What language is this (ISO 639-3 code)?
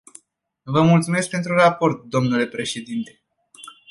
ron